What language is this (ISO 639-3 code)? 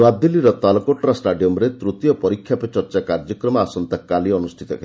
ori